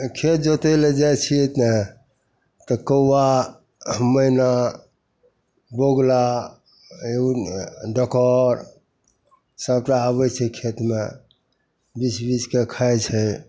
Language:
Maithili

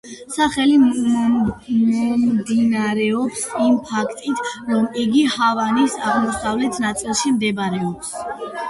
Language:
Georgian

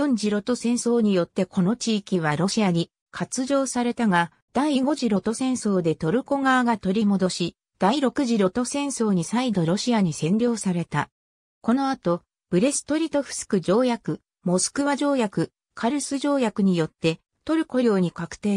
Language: Japanese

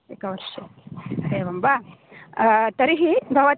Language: Sanskrit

